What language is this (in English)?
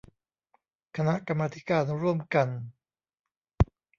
Thai